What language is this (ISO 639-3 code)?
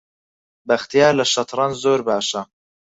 ckb